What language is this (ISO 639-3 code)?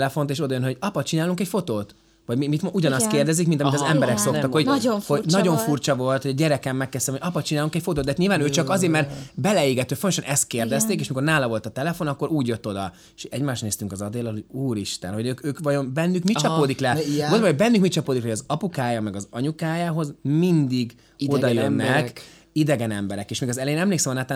hun